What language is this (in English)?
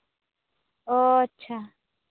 Santali